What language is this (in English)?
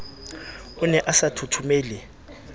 Southern Sotho